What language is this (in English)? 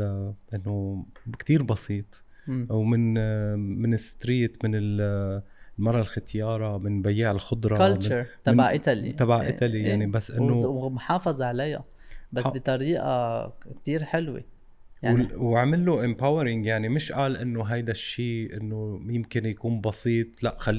Arabic